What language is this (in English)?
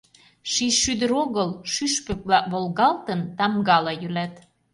Mari